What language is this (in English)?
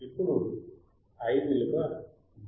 Telugu